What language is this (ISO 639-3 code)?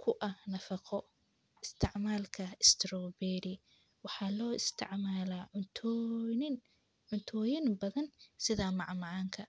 som